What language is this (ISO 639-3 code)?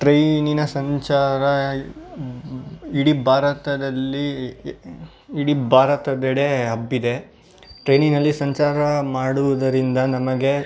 kan